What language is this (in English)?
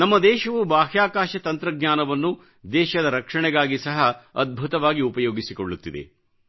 Kannada